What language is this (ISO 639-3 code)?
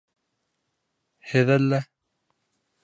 bak